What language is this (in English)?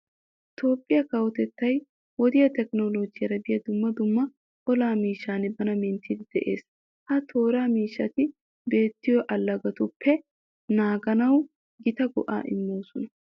Wolaytta